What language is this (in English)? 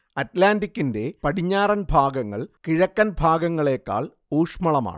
Malayalam